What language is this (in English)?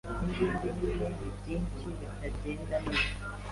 Kinyarwanda